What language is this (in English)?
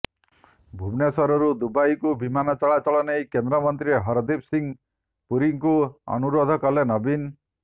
Odia